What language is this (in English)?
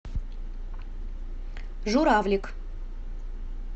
Russian